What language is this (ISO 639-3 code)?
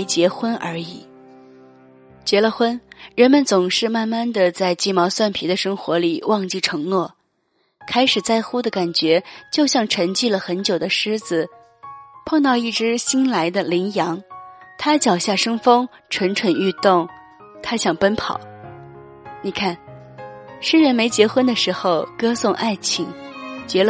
zho